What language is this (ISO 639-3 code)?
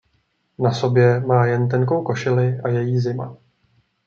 ces